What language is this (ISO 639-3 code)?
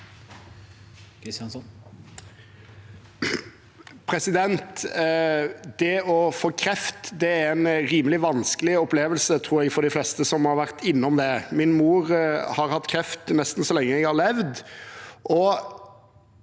nor